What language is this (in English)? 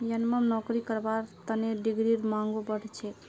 Magahi